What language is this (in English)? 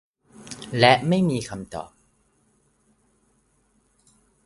Thai